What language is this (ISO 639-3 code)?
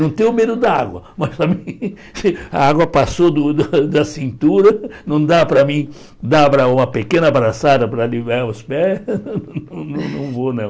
por